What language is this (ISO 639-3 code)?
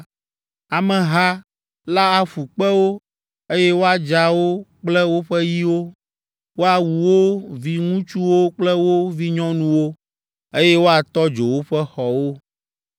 ewe